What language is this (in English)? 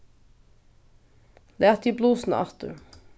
Faroese